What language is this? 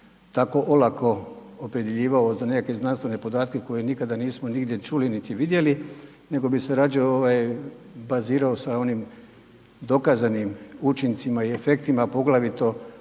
Croatian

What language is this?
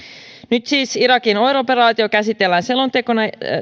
Finnish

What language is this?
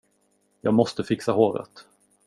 Swedish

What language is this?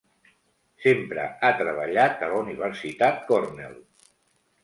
Catalan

